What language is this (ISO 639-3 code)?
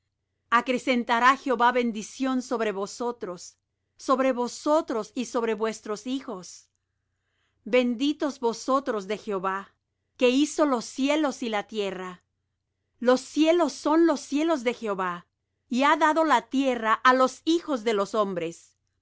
spa